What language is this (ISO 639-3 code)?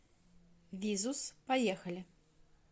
rus